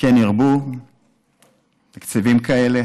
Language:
Hebrew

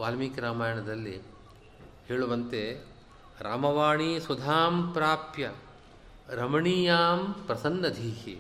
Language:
Kannada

